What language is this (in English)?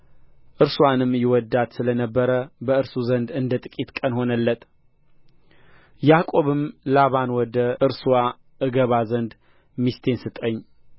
Amharic